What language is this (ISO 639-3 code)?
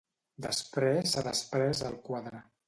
cat